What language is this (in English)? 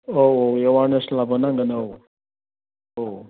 Bodo